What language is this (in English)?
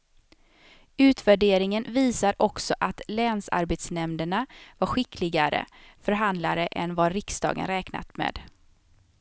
Swedish